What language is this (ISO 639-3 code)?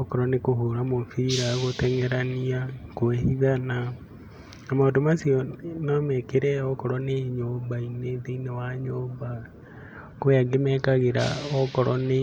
kik